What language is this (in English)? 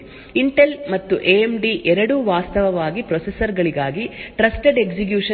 Kannada